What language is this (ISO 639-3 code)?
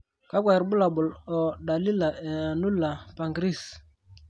mas